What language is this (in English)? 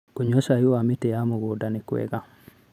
Kikuyu